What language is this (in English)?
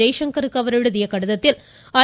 Tamil